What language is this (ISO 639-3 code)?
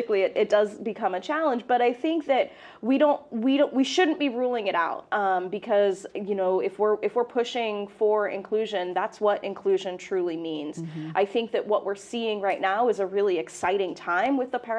eng